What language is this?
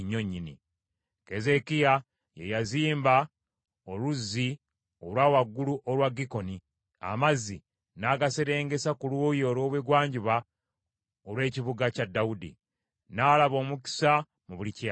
Ganda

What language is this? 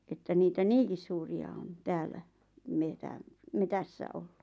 Finnish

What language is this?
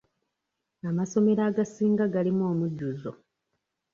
Ganda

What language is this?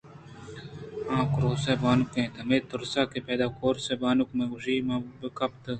Eastern Balochi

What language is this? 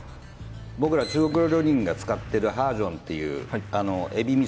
Japanese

